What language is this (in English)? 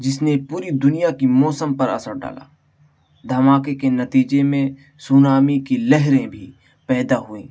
Urdu